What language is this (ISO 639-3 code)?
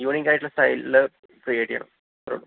mal